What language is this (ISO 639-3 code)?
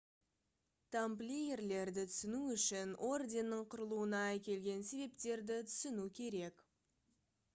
kaz